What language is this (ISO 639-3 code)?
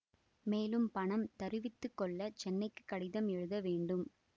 tam